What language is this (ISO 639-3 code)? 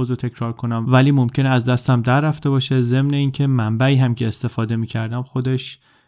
fas